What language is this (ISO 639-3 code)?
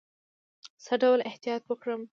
pus